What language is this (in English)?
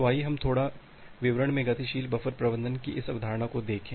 Hindi